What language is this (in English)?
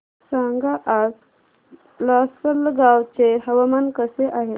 Marathi